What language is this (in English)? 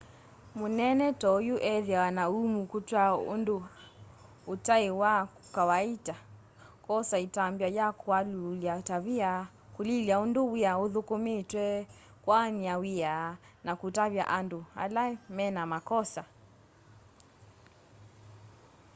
Kamba